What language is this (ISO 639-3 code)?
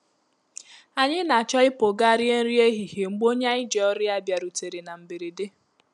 ibo